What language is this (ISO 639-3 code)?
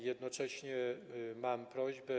pol